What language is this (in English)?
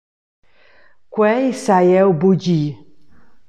Romansh